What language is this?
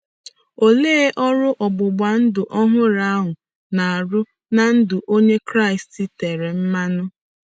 Igbo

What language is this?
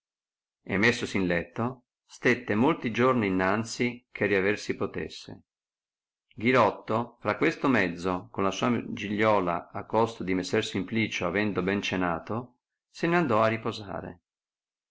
Italian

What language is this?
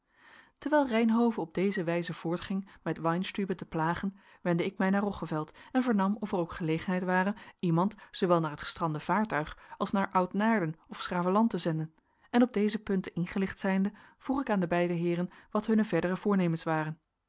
Dutch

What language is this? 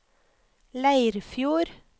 Norwegian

